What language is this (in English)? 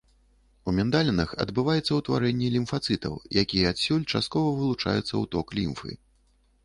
Belarusian